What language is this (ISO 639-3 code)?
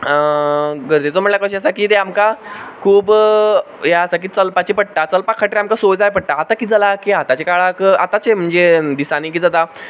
kok